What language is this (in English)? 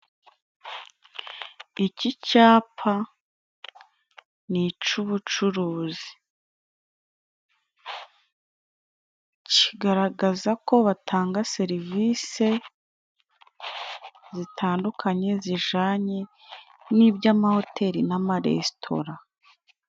Kinyarwanda